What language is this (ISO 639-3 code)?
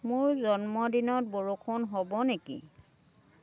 asm